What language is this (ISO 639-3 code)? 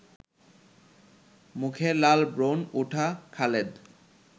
ben